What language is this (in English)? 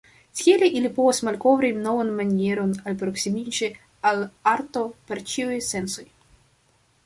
Esperanto